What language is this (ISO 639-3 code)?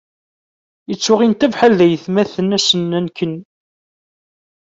kab